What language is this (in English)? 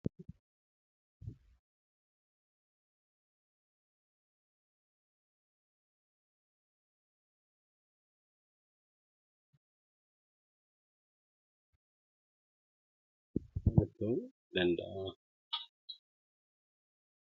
Oromo